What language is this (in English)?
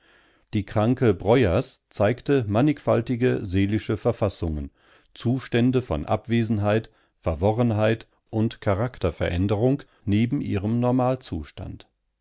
German